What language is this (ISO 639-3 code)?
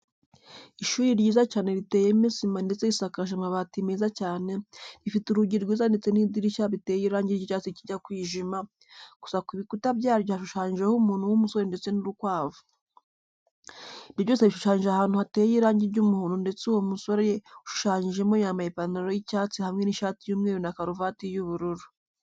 kin